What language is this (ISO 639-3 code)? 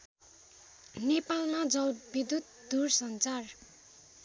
nep